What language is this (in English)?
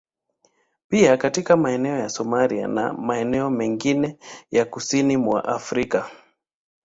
Swahili